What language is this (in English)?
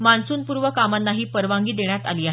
Marathi